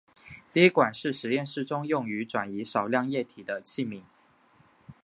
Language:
Chinese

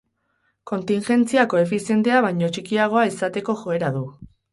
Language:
Basque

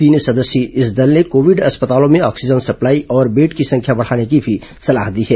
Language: Hindi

